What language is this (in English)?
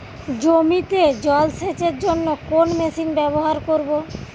Bangla